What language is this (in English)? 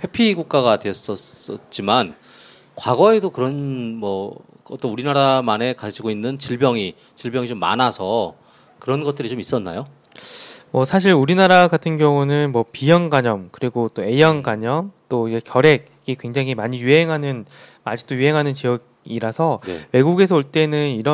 Korean